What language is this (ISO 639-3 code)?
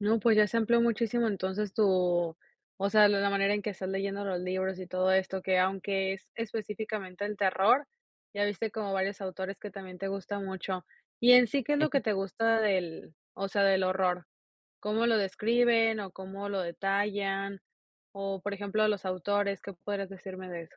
spa